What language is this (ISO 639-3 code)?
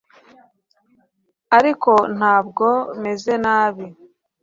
kin